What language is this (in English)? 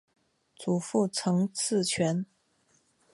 Chinese